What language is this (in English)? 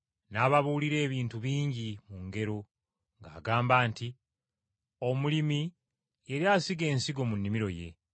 Ganda